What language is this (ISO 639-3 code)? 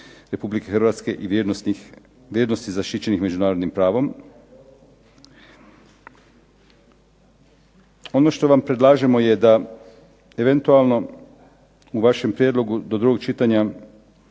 hrv